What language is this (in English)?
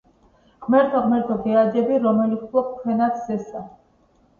Georgian